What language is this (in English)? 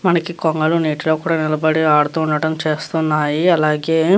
Telugu